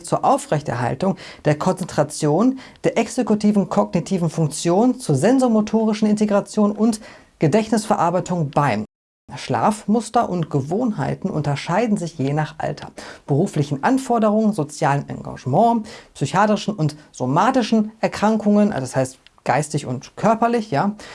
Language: German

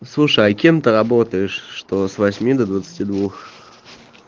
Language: Russian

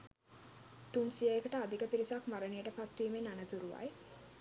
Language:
Sinhala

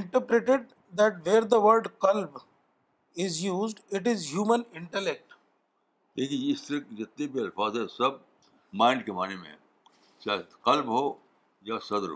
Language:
Urdu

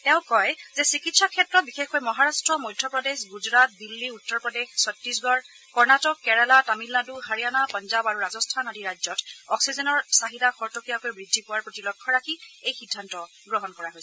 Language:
Assamese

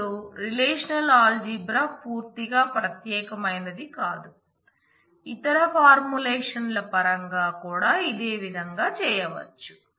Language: Telugu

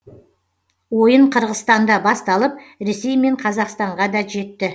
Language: Kazakh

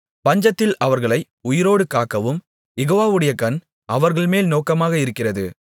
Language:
Tamil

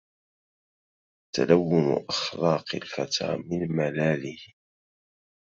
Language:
Arabic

